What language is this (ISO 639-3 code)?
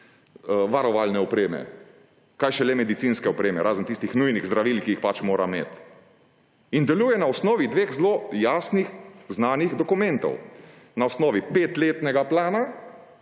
slv